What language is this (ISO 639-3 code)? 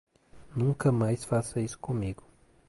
por